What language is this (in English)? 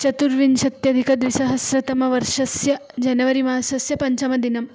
Sanskrit